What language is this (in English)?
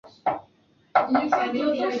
Chinese